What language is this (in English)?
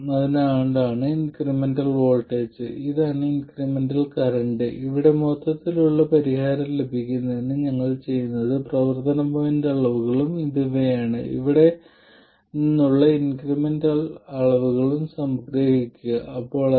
Malayalam